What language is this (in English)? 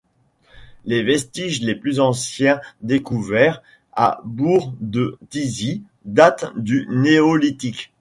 French